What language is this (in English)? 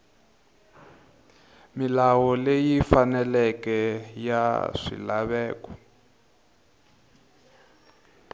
Tsonga